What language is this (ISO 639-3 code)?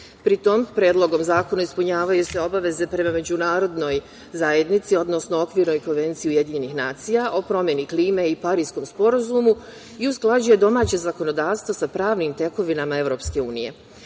srp